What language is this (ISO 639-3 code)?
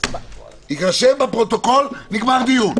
heb